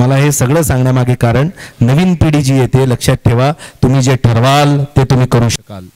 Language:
Marathi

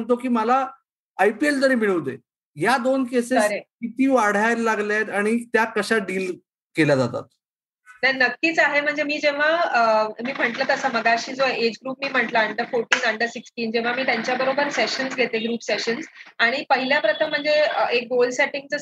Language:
Marathi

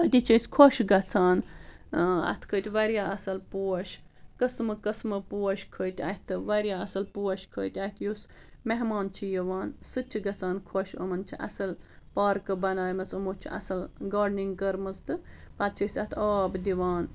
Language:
Kashmiri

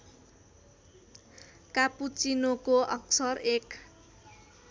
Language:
Nepali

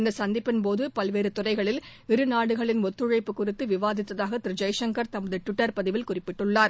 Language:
Tamil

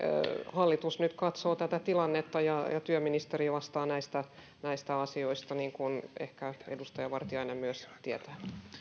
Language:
Finnish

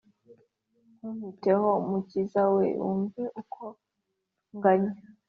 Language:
Kinyarwanda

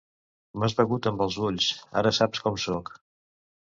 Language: Catalan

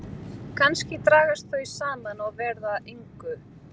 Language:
Icelandic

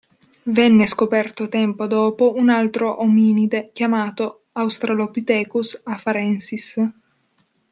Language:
Italian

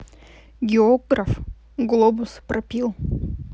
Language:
Russian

